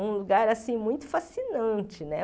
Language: Portuguese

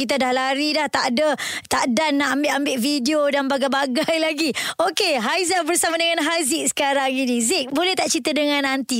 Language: Malay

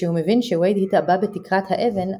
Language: Hebrew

